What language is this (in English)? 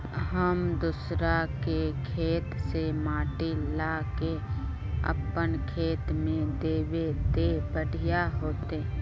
Magahi